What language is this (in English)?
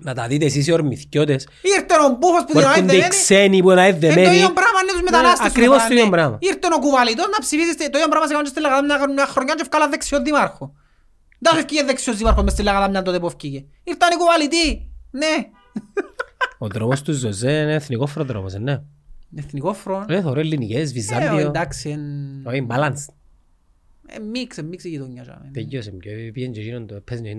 Greek